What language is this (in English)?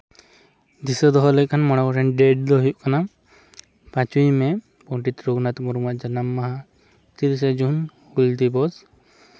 Santali